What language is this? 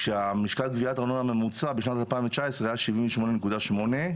Hebrew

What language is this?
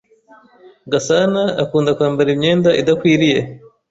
Kinyarwanda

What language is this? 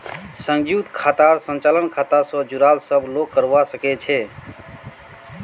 Magahi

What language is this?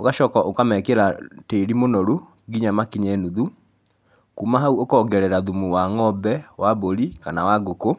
Kikuyu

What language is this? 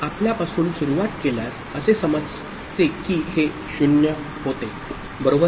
Marathi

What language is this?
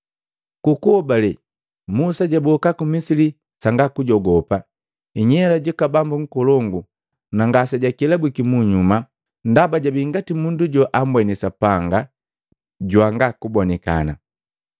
Matengo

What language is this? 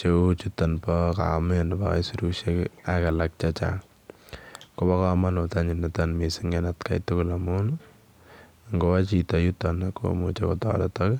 Kalenjin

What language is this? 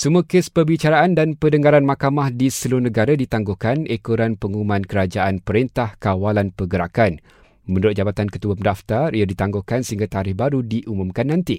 Malay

